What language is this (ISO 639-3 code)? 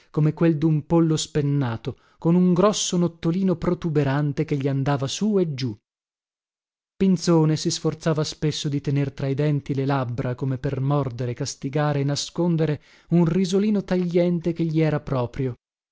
ita